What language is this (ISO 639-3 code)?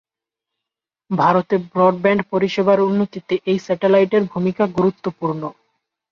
ben